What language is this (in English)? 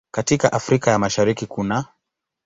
Swahili